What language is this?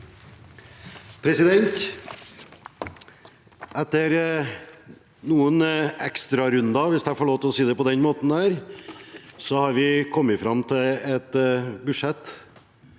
Norwegian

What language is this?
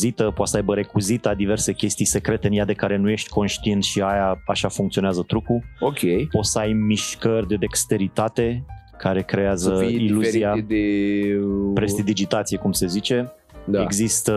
Romanian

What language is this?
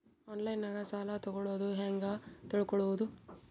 Kannada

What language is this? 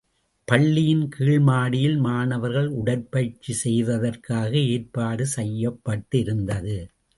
Tamil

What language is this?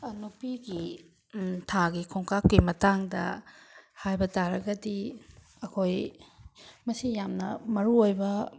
Manipuri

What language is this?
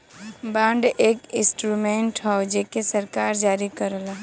Bhojpuri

